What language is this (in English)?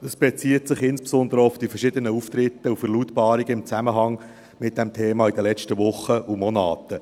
Swiss German